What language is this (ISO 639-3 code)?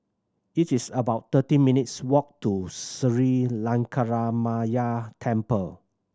eng